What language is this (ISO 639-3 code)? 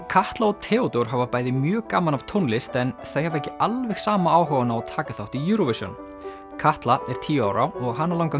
isl